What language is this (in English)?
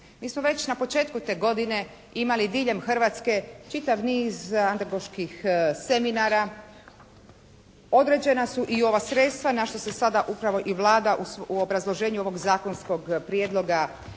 Croatian